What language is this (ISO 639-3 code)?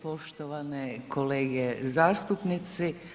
hrv